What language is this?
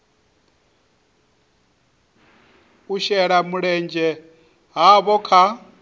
Venda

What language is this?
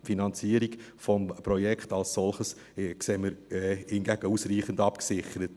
Swiss German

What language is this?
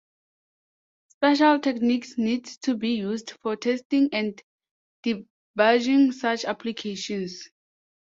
English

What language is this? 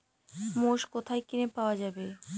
Bangla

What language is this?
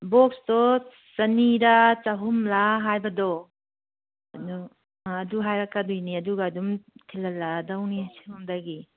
Manipuri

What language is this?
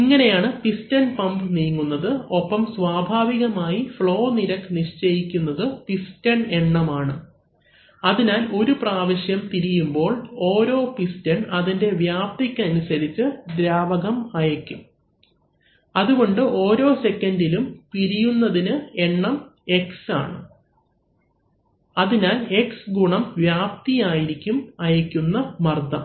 Malayalam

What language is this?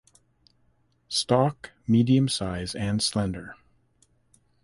English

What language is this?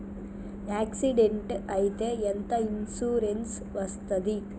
Telugu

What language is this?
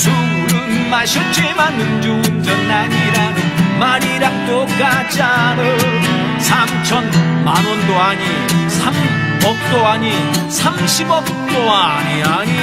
Korean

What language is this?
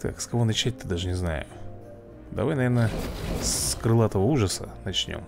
Russian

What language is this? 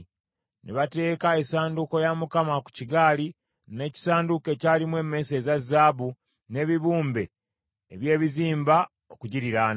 Ganda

